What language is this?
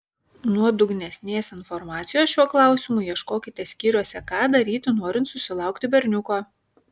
Lithuanian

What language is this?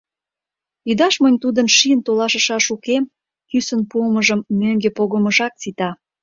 Mari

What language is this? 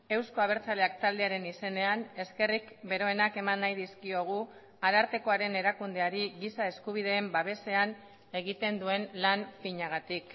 Basque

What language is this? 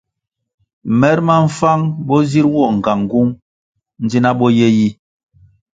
Kwasio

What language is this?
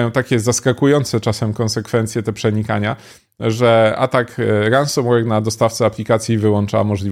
Polish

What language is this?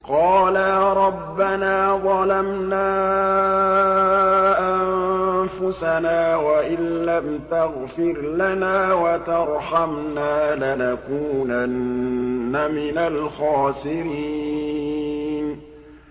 Arabic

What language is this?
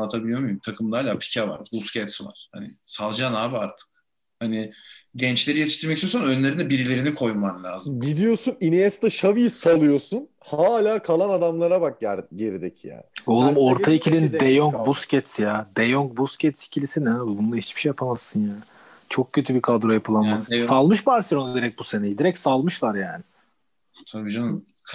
Turkish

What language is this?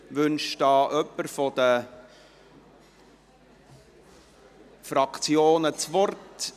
Swiss German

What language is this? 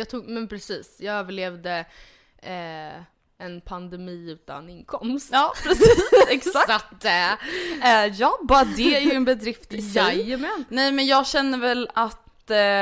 Swedish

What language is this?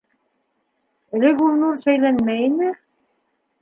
Bashkir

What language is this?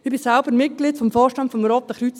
Swiss German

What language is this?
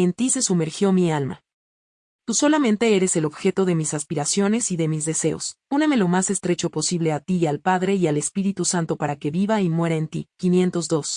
Spanish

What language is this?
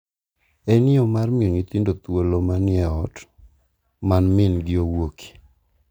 Luo (Kenya and Tanzania)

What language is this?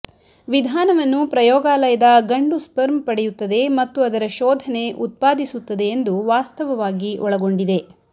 Kannada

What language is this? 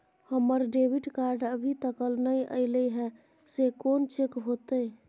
Maithili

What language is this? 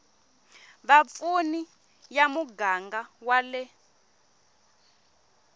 Tsonga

